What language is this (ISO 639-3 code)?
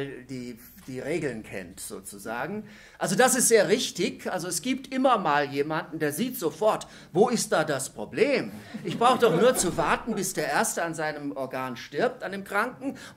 deu